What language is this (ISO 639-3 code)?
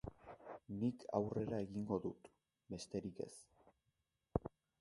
eus